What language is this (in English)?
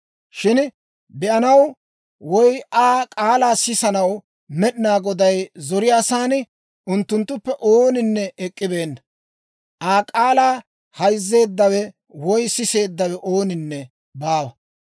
Dawro